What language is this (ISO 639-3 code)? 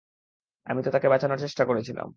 ben